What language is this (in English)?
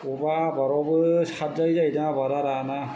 Bodo